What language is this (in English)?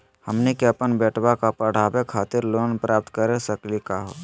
Magahi